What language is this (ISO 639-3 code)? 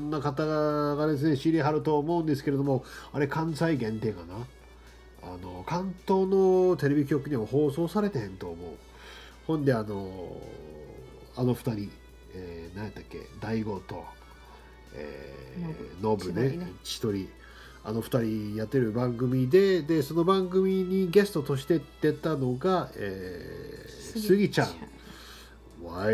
jpn